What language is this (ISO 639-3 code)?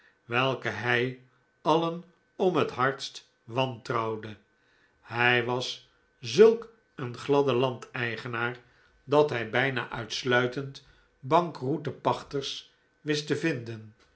nld